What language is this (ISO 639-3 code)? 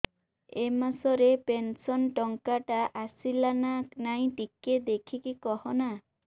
ori